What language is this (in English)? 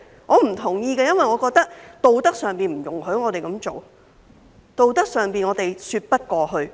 Cantonese